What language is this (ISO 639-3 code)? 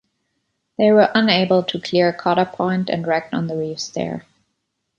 eng